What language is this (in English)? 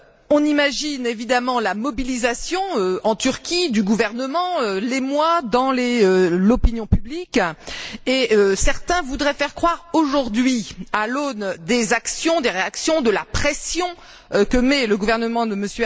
French